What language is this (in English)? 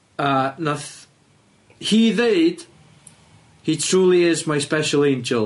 Welsh